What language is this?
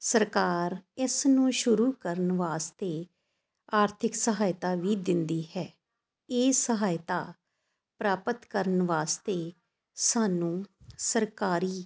Punjabi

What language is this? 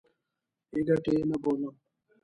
Pashto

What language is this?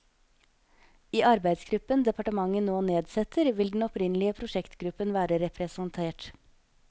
Norwegian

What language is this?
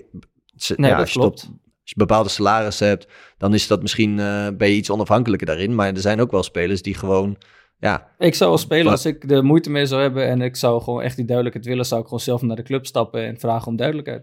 Dutch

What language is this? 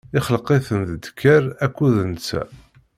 Kabyle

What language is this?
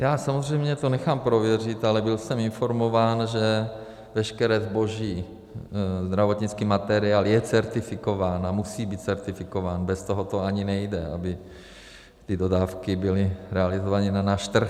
Czech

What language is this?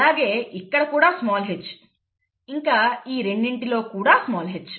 Telugu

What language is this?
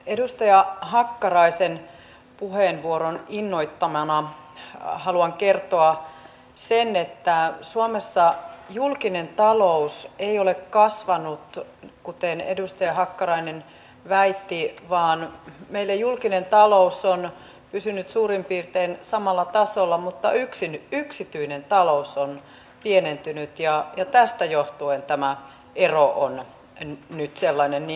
Finnish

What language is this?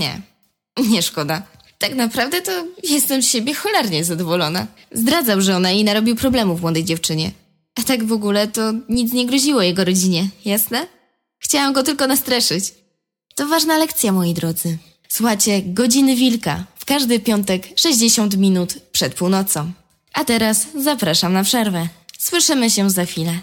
Polish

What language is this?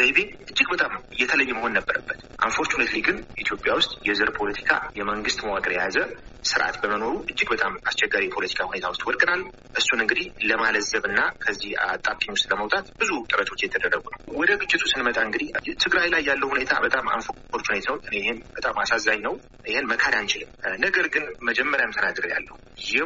Amharic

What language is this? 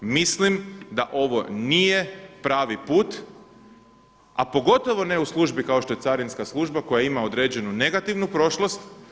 Croatian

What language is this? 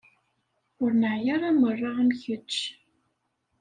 Kabyle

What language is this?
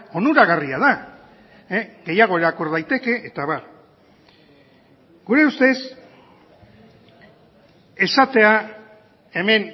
Basque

